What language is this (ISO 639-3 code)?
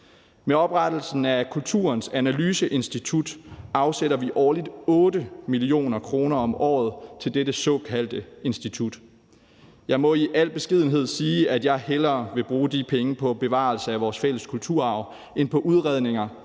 dan